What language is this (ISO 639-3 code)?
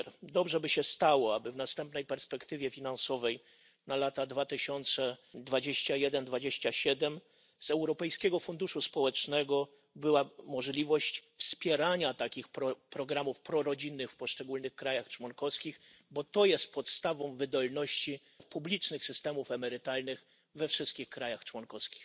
pol